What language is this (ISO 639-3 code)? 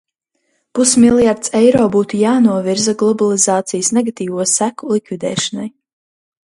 lav